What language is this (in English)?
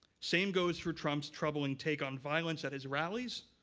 English